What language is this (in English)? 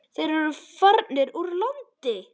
Icelandic